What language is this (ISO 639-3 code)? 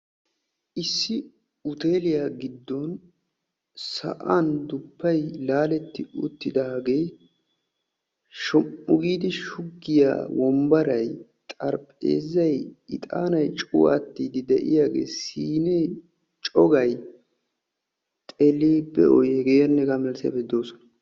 wal